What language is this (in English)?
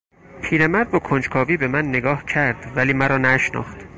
Persian